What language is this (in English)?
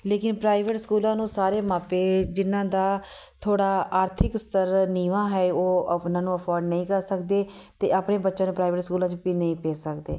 Punjabi